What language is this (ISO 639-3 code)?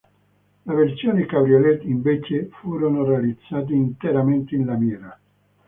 ita